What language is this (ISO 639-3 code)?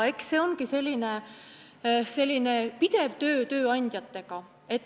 est